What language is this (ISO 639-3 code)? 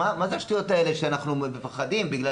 heb